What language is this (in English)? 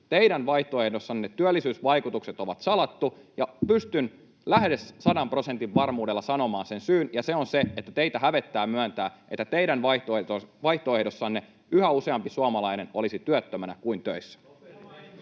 Finnish